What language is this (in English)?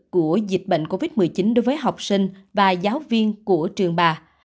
Vietnamese